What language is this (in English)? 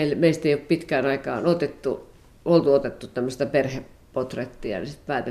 Finnish